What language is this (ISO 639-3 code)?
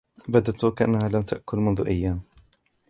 ara